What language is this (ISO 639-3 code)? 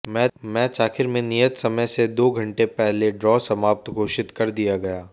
hin